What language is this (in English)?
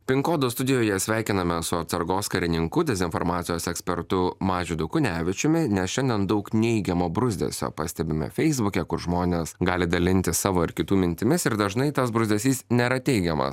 Lithuanian